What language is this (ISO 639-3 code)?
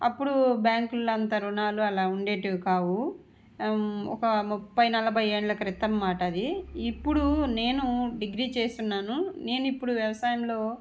tel